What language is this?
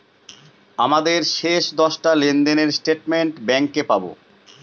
Bangla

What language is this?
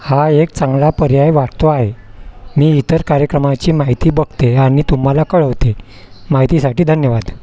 Marathi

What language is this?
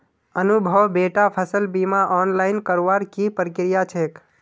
Magahi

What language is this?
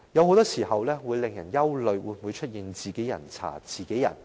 Cantonese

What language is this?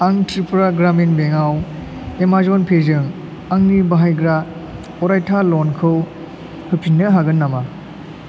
Bodo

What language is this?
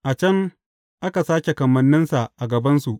Hausa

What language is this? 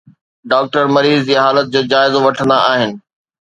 Sindhi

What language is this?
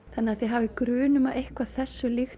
Icelandic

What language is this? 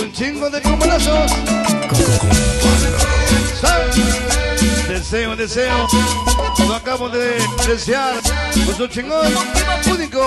Spanish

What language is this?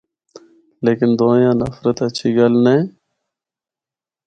Northern Hindko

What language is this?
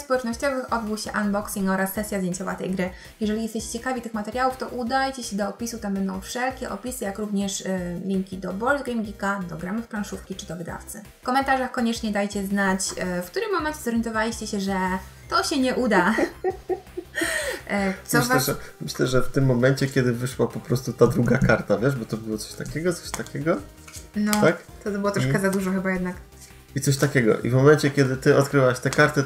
Polish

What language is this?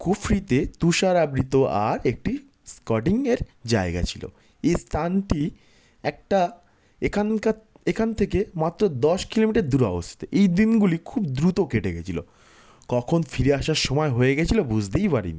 Bangla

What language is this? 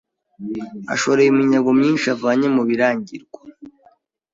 Kinyarwanda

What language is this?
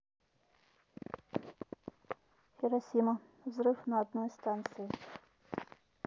Russian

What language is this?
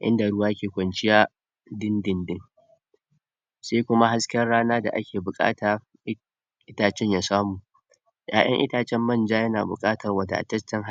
Hausa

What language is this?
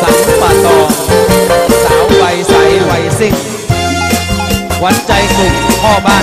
Thai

